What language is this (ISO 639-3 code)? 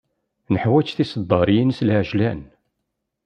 kab